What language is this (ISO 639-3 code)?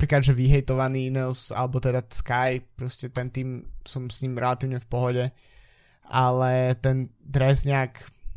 slk